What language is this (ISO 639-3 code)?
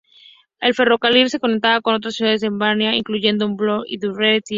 spa